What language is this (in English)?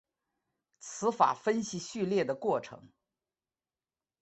Chinese